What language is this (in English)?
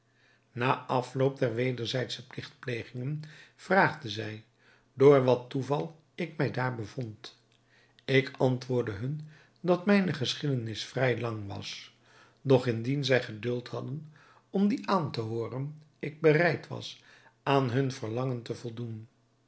Dutch